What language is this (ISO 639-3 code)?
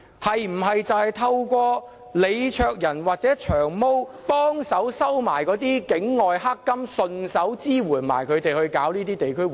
yue